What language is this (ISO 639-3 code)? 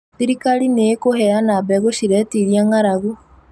kik